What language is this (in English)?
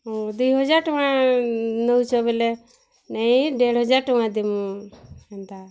Odia